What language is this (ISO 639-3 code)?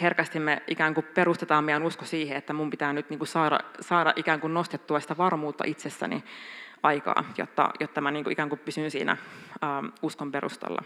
fin